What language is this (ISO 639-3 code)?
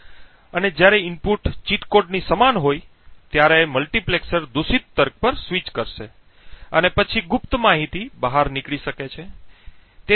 guj